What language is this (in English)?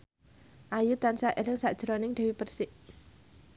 Javanese